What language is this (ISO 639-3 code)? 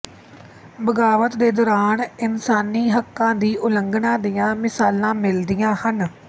pan